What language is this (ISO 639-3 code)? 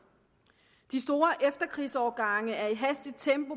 dan